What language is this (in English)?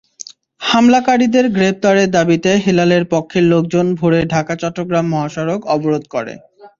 Bangla